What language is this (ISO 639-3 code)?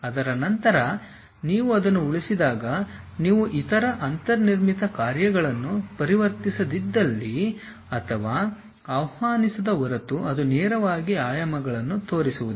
kan